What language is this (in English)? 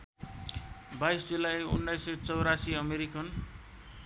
Nepali